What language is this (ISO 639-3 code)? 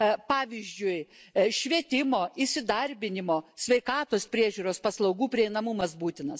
lit